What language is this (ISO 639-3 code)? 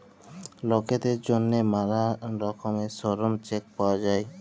ben